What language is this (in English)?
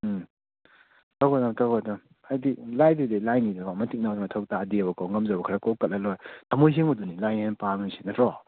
Manipuri